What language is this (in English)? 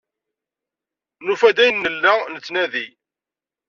Kabyle